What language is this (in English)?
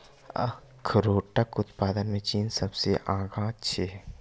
Maithili